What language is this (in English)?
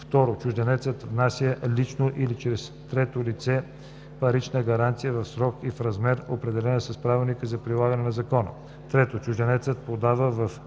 Bulgarian